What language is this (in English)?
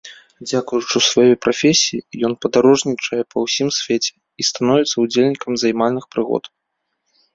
Belarusian